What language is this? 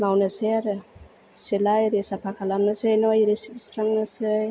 Bodo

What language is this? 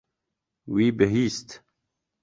Kurdish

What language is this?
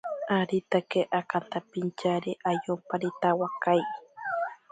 Ashéninka Perené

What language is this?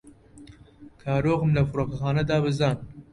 Central Kurdish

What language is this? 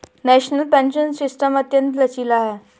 Hindi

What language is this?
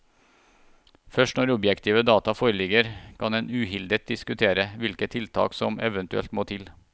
Norwegian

